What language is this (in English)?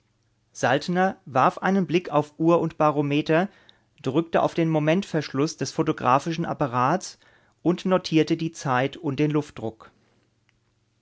German